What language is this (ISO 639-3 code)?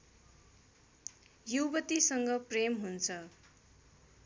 nep